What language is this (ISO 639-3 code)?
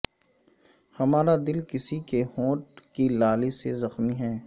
urd